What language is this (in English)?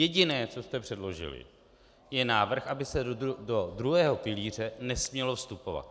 Czech